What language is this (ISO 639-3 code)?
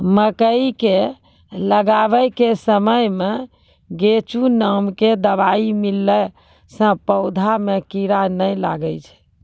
mai